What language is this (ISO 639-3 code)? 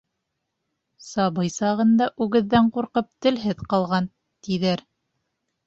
bak